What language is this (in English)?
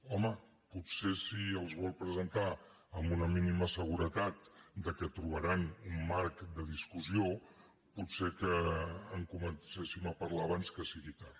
Catalan